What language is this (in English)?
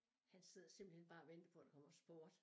Danish